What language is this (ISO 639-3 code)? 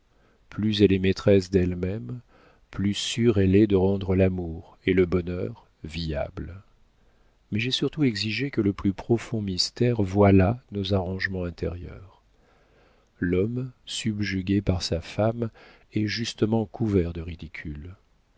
fra